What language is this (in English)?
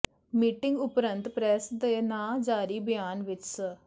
Punjabi